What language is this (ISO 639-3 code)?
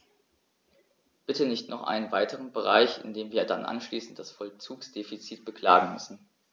deu